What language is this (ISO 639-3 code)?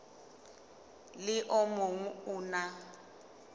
sot